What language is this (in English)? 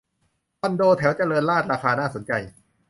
Thai